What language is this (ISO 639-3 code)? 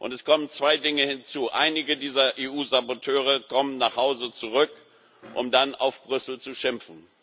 deu